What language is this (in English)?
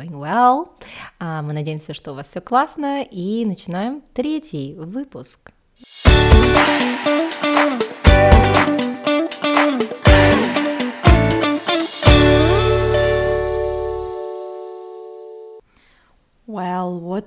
Russian